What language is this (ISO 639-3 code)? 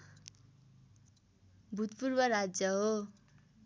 nep